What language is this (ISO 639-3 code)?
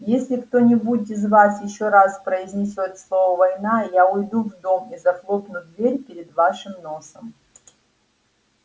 rus